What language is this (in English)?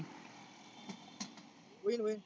Marathi